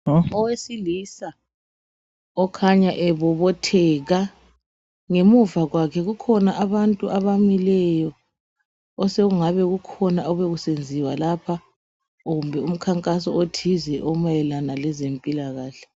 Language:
North Ndebele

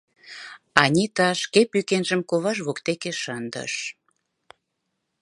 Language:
Mari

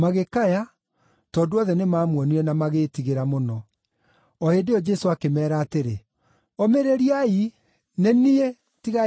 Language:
Kikuyu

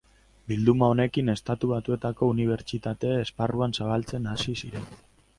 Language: Basque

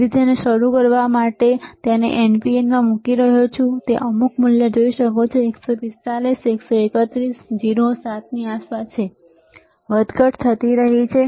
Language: Gujarati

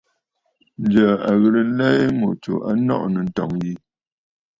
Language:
Bafut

